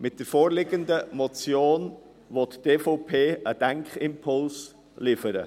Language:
Swiss German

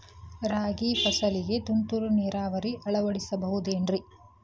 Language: Kannada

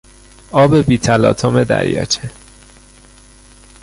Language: Persian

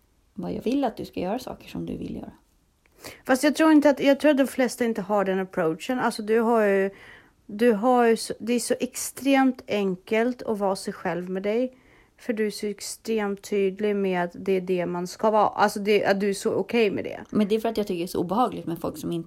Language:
Swedish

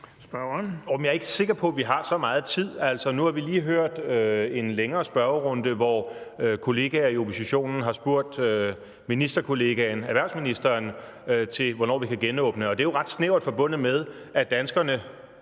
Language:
Danish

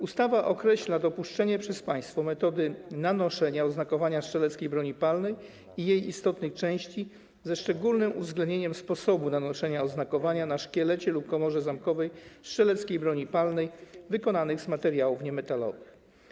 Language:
Polish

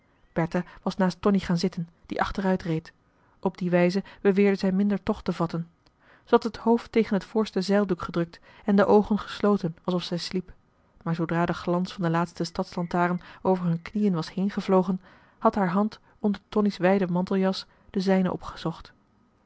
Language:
Dutch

